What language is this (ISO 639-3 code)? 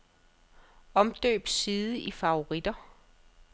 dan